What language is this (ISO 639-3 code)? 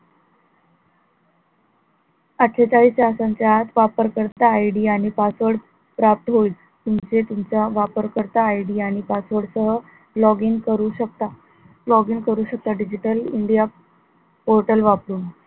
mar